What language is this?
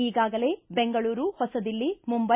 Kannada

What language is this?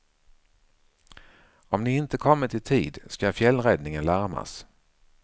Swedish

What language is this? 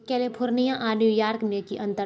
Maithili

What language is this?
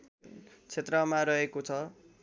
Nepali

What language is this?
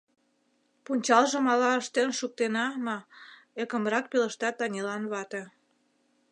Mari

